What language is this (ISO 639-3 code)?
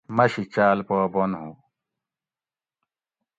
gwc